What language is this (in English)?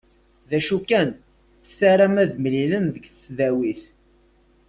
Kabyle